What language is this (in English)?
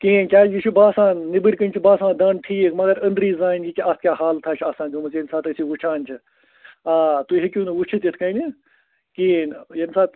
Kashmiri